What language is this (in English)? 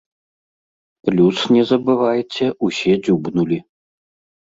Belarusian